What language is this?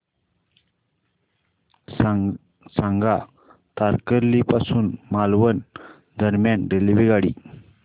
Marathi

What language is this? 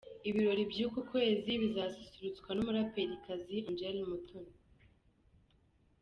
Kinyarwanda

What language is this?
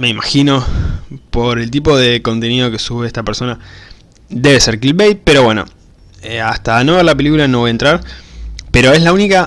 Spanish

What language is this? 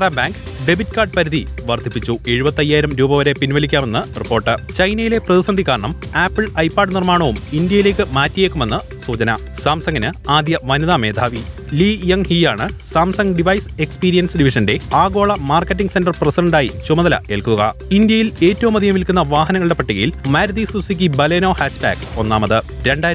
Malayalam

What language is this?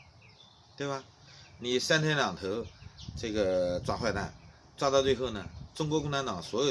Chinese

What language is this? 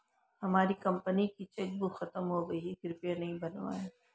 Hindi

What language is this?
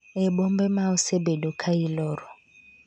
Luo (Kenya and Tanzania)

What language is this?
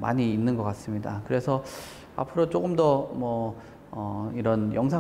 Korean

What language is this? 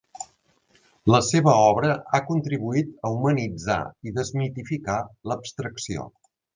Catalan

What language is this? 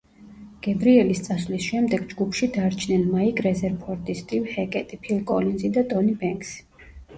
Georgian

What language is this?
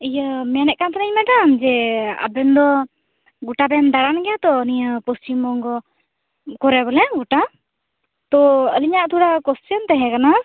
Santali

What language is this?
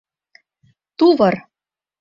Mari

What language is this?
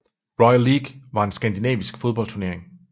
Danish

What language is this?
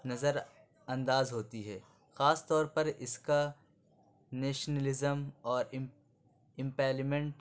Urdu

